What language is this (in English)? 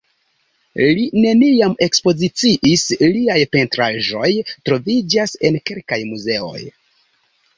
Esperanto